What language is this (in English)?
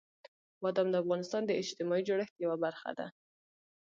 Pashto